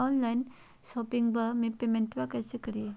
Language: Magahi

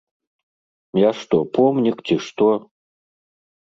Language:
Belarusian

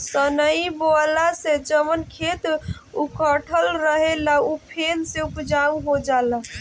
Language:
Bhojpuri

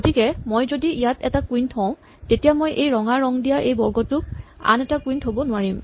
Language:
Assamese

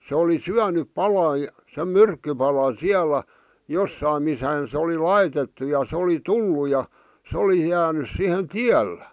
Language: Finnish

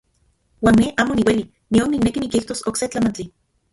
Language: Central Puebla Nahuatl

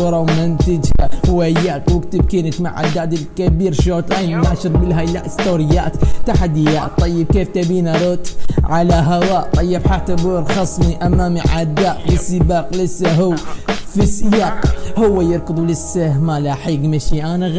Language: Arabic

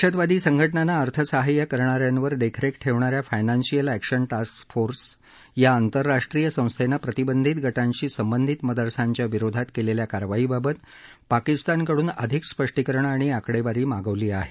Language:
Marathi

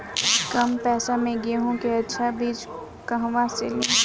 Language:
Bhojpuri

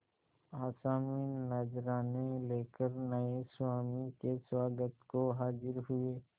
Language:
Hindi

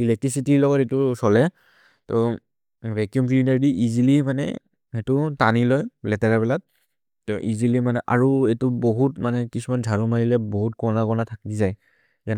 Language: Maria (India)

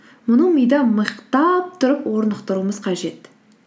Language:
Kazakh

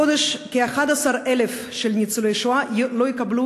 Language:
Hebrew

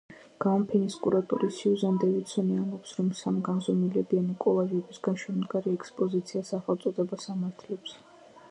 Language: Georgian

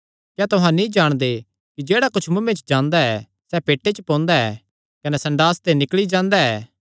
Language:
Kangri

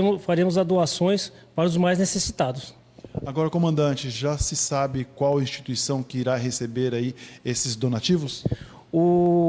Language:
Portuguese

